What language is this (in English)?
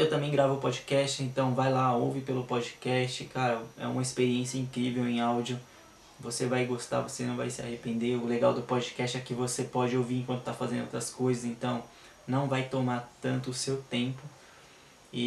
Portuguese